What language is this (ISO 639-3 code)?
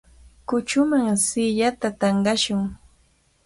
qvl